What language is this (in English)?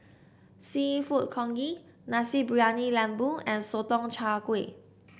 English